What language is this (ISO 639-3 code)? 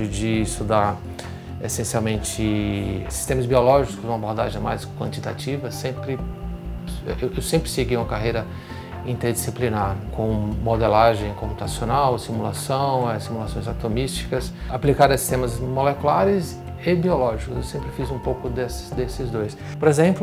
por